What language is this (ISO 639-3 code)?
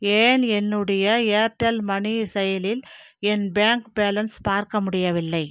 tam